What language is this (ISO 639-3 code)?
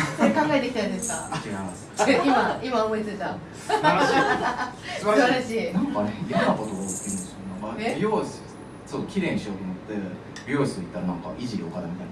jpn